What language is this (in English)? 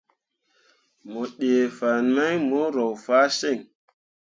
Mundang